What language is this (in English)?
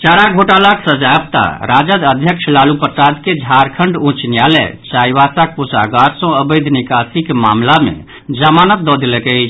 Maithili